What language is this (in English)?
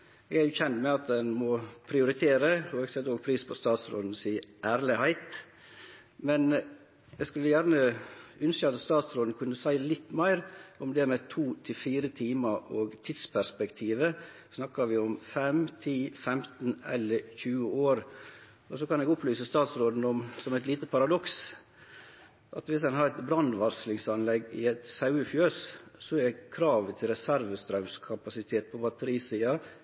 Norwegian Nynorsk